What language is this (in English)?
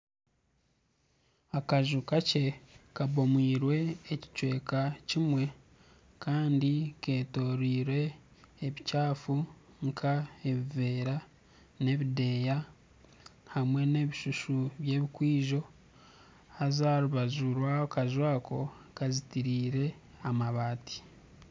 Nyankole